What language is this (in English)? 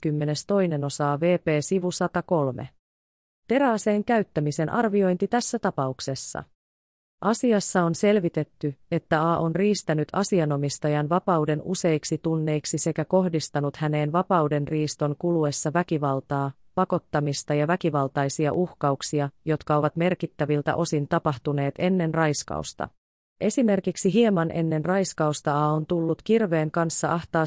Finnish